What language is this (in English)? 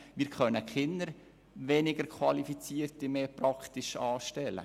Swiss German